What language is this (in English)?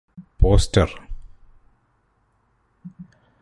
Malayalam